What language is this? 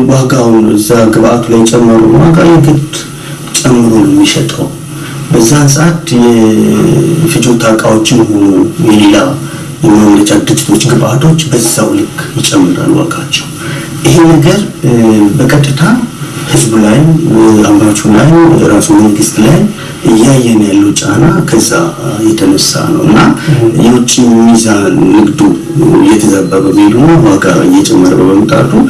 Amharic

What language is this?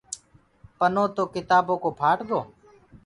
Gurgula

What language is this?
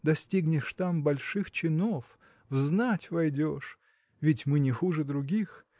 Russian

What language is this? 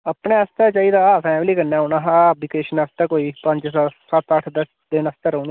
Dogri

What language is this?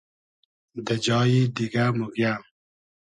Hazaragi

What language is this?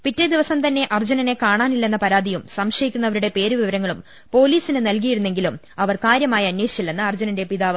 Malayalam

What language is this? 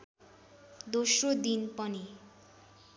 Nepali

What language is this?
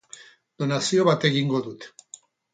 Basque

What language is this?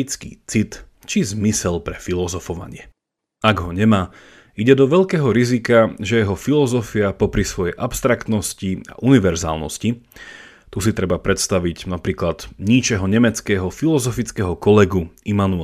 Slovak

